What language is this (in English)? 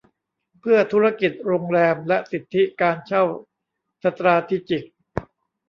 Thai